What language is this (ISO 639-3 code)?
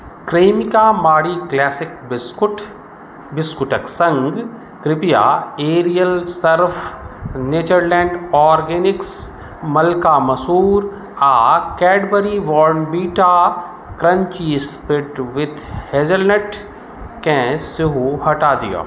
mai